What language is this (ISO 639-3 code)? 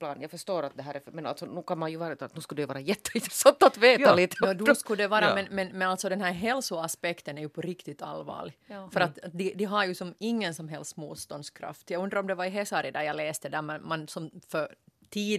swe